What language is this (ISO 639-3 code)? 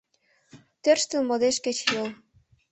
chm